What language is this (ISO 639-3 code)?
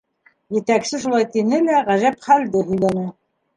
bak